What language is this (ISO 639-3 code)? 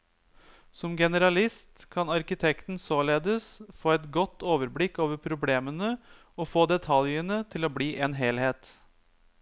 nor